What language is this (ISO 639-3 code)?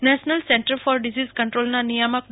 guj